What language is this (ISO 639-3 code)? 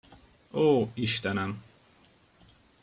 hun